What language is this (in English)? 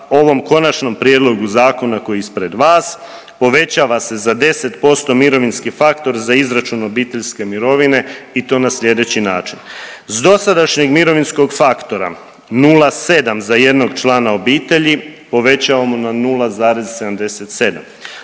Croatian